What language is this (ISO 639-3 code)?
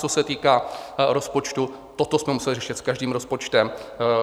ces